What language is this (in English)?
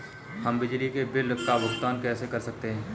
Hindi